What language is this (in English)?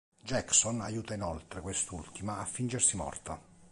Italian